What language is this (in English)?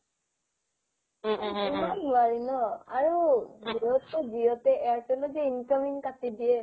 Assamese